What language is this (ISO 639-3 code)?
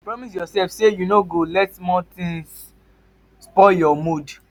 pcm